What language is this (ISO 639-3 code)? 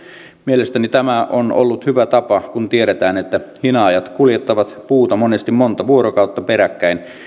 fin